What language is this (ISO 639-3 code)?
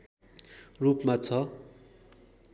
nep